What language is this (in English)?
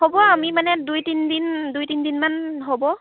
Assamese